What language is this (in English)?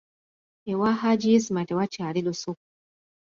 Ganda